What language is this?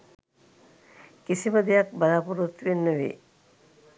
Sinhala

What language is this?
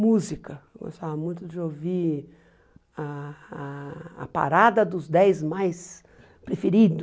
Portuguese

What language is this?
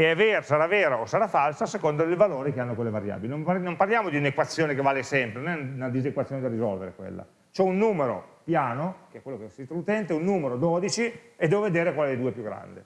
Italian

